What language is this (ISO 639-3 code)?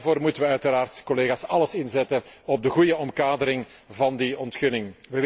nld